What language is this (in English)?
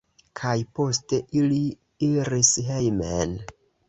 Esperanto